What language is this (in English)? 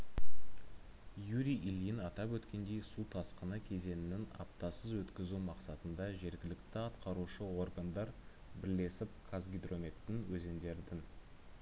Kazakh